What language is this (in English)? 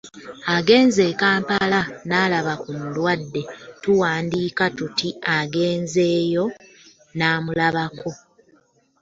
Ganda